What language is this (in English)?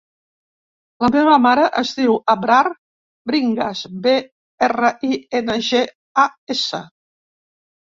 Catalan